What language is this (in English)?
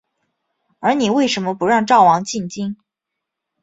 Chinese